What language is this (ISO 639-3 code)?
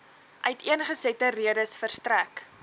afr